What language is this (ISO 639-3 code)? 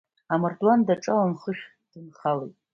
abk